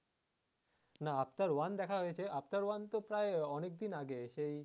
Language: Bangla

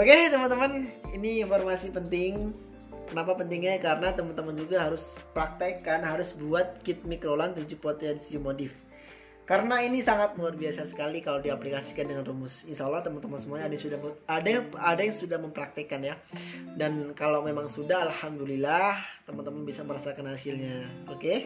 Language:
Indonesian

